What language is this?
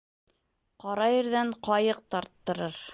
Bashkir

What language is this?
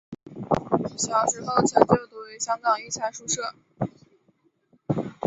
Chinese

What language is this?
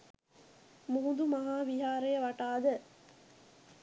Sinhala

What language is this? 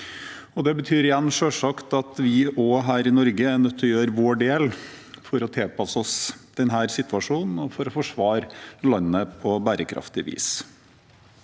Norwegian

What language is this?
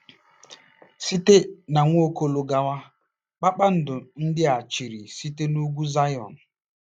Igbo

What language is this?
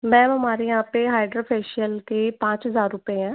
Hindi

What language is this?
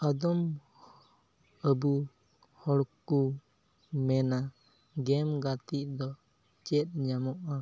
Santali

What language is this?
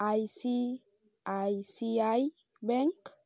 Bangla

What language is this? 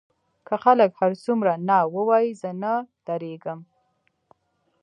Pashto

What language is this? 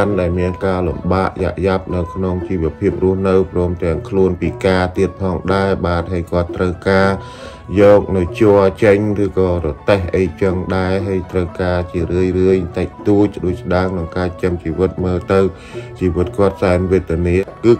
Thai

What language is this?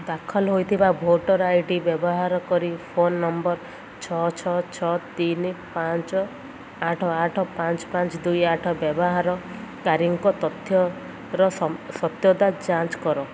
Odia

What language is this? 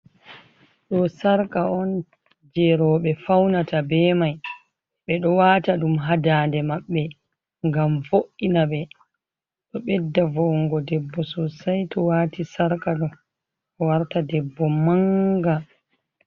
Fula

